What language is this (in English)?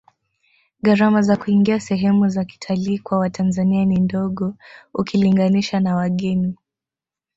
Swahili